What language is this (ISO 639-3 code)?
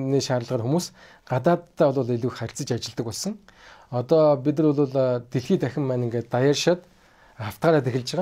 tur